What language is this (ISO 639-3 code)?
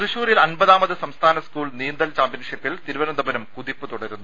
mal